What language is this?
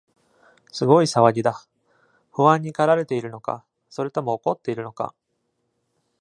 Japanese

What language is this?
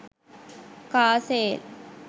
Sinhala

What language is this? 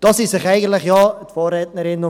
Swiss German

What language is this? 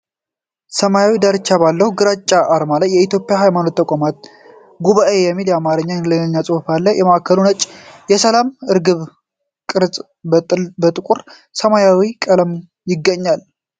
Amharic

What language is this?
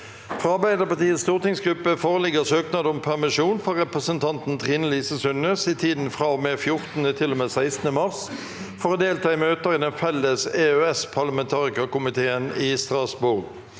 Norwegian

